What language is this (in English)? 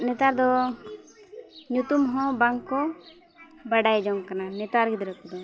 Santali